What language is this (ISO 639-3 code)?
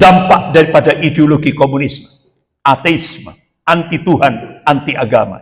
ind